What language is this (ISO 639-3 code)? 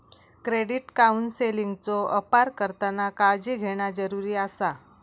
mar